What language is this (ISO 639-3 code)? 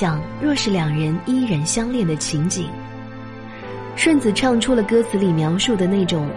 zho